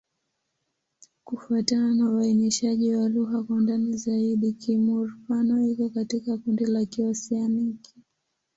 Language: Swahili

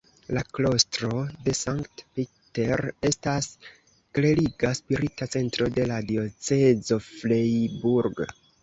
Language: Esperanto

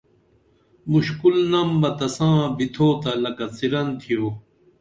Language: Dameli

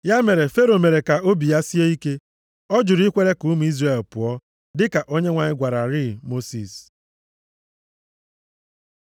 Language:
Igbo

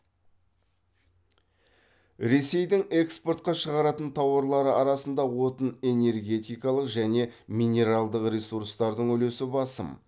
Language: Kazakh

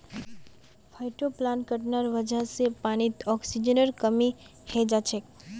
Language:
Magahi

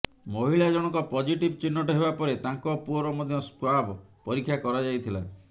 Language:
Odia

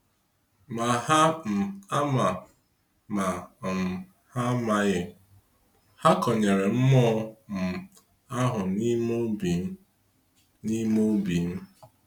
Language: Igbo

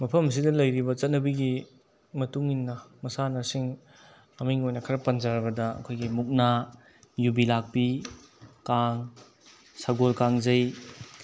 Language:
Manipuri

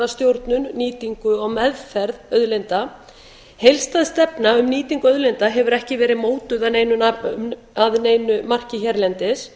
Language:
Icelandic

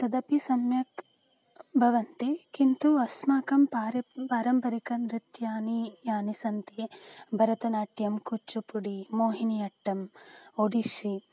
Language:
Sanskrit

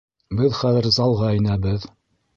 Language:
Bashkir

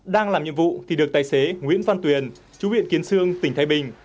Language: Vietnamese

